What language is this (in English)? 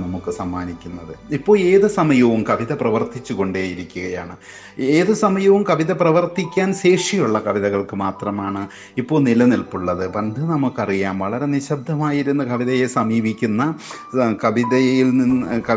Malayalam